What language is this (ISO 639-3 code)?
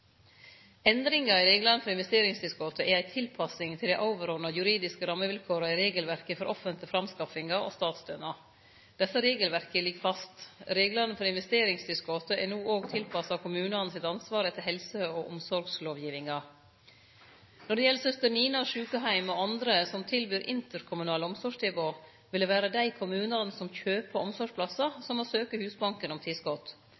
nno